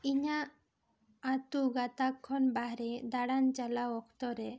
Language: Santali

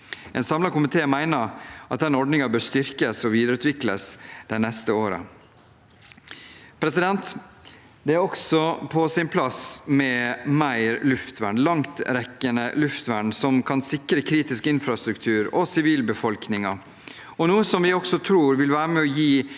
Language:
Norwegian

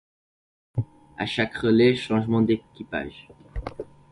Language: French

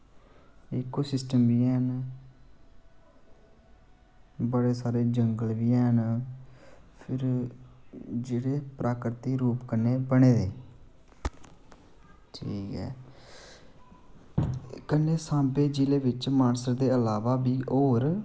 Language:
Dogri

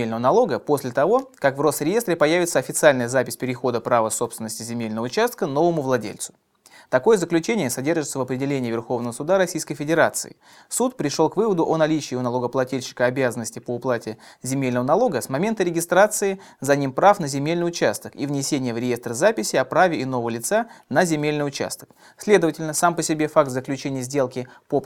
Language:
Russian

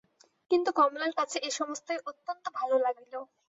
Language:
Bangla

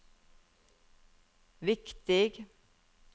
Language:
Norwegian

